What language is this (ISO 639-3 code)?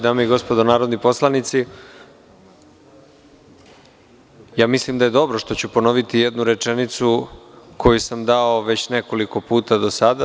srp